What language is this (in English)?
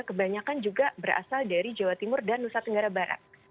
Indonesian